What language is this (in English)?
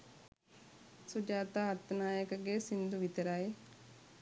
Sinhala